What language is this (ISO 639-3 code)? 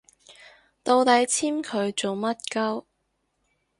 yue